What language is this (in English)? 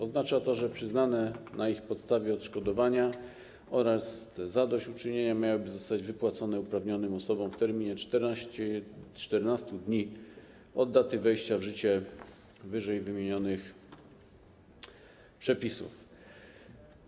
Polish